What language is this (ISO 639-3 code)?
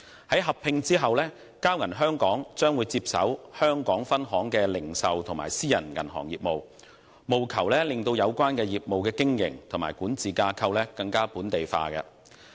yue